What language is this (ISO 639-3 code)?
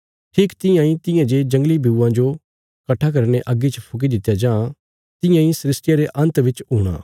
kfs